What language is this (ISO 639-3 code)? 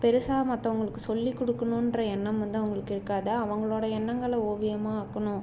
tam